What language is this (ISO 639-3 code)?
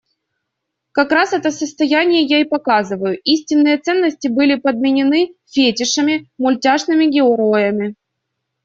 rus